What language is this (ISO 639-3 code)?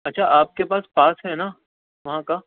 urd